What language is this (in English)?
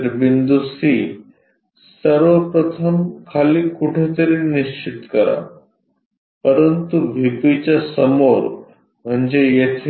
Marathi